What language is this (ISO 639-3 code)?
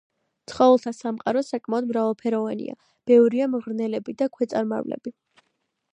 kat